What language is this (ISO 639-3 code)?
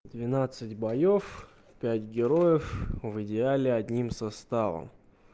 rus